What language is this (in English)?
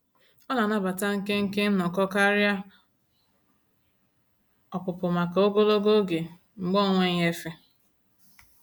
Igbo